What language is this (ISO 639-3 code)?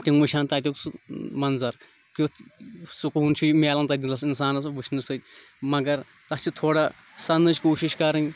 kas